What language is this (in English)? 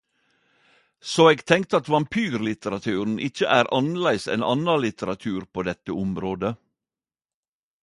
Norwegian Nynorsk